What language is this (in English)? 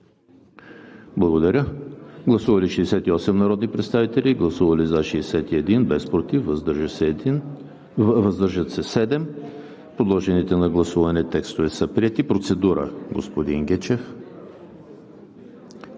Bulgarian